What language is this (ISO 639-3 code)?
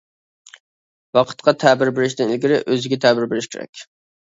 uig